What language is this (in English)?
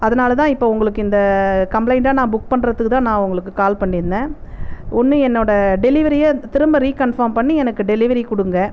Tamil